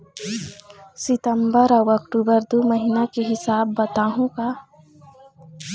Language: Chhattisgarhi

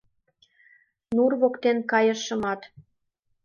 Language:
Mari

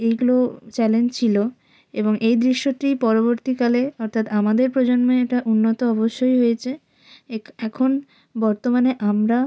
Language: Bangla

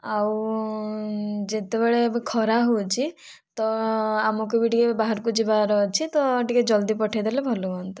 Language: Odia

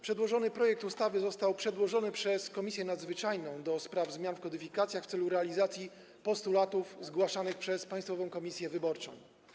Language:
Polish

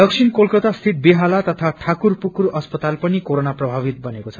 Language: Nepali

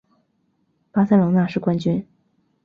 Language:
Chinese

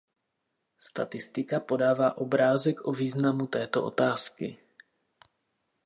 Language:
Czech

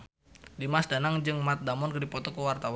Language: Sundanese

